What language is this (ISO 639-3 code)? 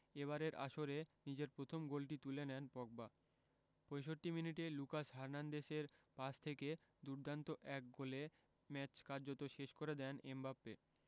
ben